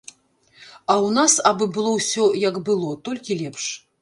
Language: Belarusian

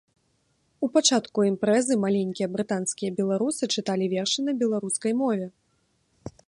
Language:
Belarusian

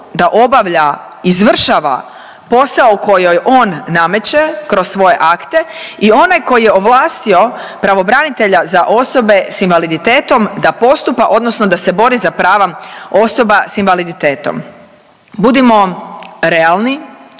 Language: Croatian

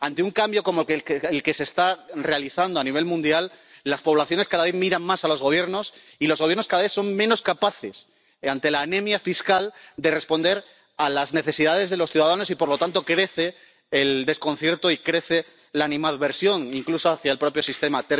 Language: Spanish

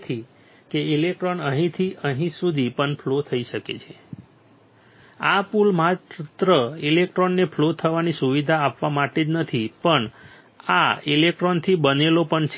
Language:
Gujarati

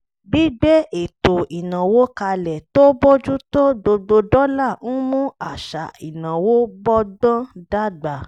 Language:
Yoruba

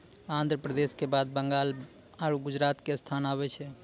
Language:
Maithili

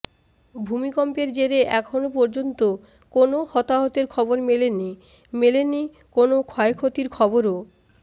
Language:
Bangla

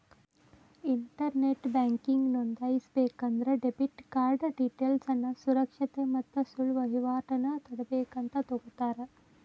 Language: Kannada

